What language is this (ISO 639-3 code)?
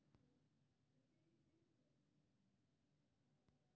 mai